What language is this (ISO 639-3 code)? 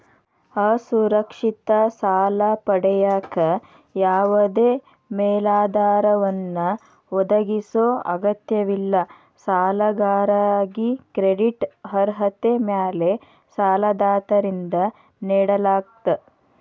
kan